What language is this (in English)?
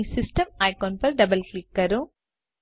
Gujarati